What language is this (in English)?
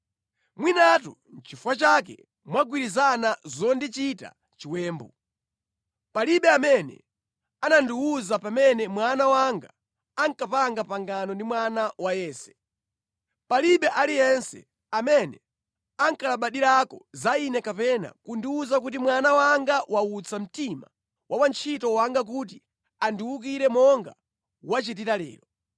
Nyanja